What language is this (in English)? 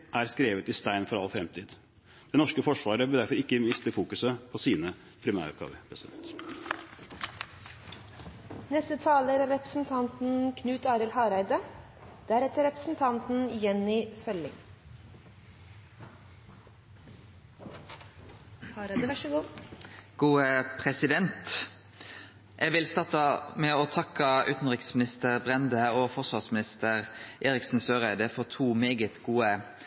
Norwegian